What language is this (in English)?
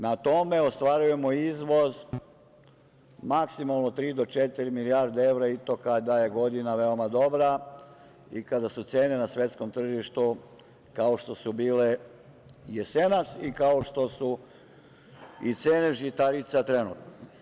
Serbian